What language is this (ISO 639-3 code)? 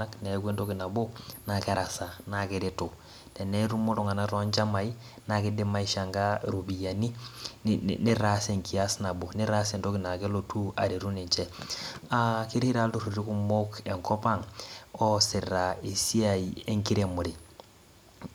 mas